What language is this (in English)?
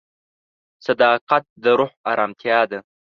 Pashto